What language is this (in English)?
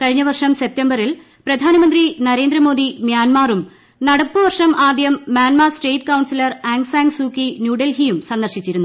Malayalam